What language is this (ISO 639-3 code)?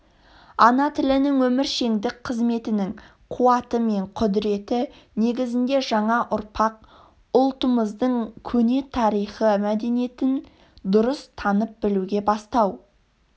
kaz